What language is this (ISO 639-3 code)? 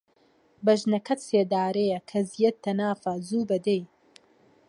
ckb